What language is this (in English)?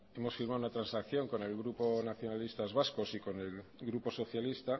Spanish